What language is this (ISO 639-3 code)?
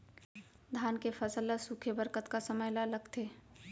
hne